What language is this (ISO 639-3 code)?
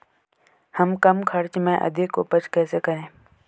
hin